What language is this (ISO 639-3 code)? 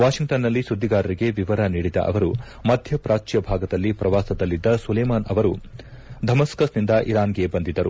kan